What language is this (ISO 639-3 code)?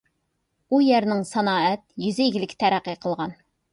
uig